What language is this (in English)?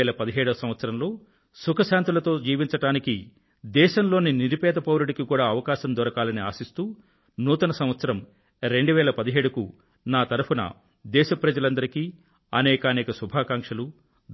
Telugu